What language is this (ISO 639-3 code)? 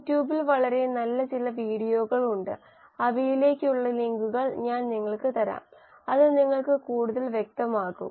mal